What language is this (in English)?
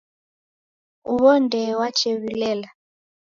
Taita